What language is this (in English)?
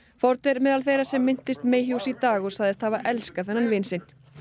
Icelandic